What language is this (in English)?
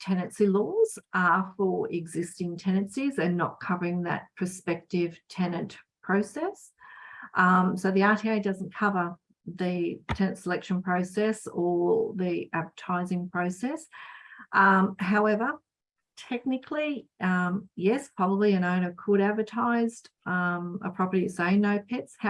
English